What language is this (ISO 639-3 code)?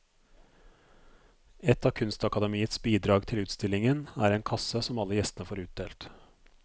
nor